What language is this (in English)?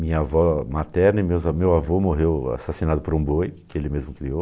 Portuguese